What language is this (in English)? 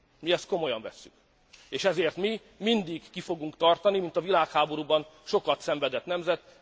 Hungarian